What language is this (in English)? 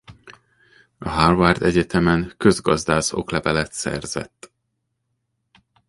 Hungarian